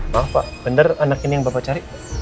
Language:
Indonesian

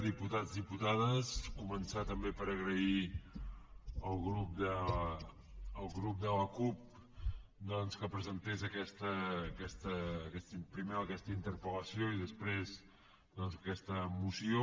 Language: Catalan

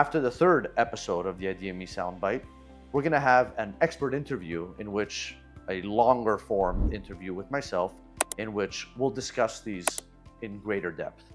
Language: English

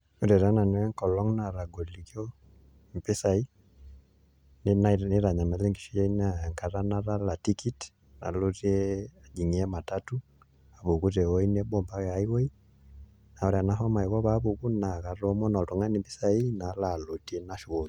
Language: Masai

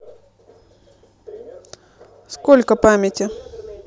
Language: Russian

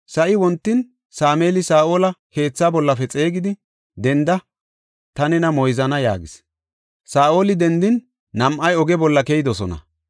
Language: Gofa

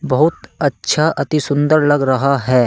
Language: Hindi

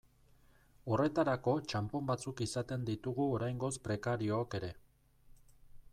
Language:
Basque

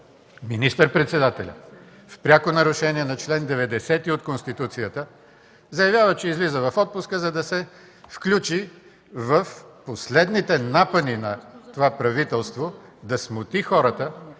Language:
Bulgarian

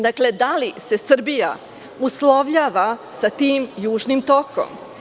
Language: Serbian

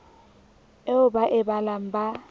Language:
Southern Sotho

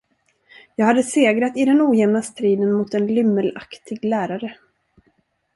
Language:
Swedish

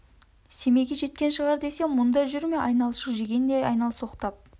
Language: Kazakh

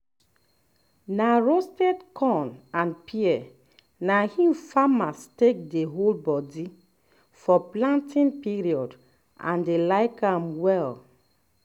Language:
Nigerian Pidgin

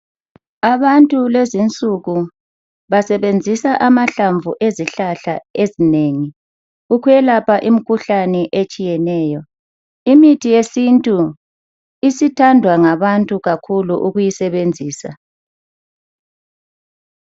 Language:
North Ndebele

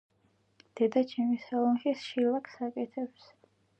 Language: Georgian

